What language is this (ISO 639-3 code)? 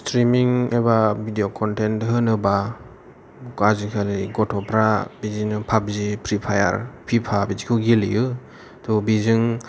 brx